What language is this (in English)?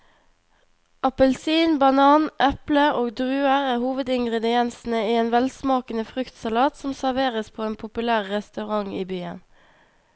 Norwegian